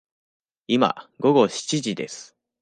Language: Japanese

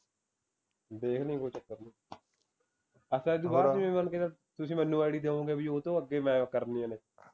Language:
Punjabi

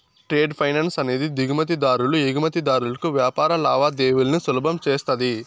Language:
Telugu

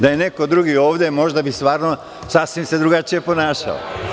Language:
Serbian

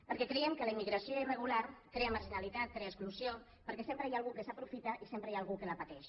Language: Catalan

